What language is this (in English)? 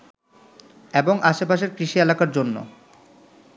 Bangla